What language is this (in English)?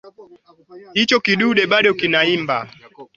Swahili